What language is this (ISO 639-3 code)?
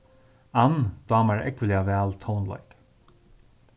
fao